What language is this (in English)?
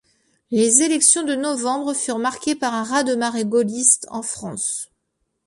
French